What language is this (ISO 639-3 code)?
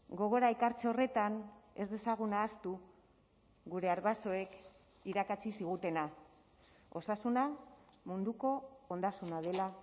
eus